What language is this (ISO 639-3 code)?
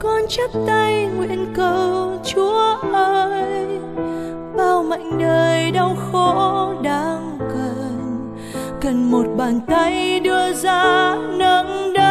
vie